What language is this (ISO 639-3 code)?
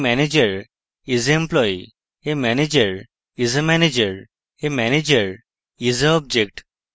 ben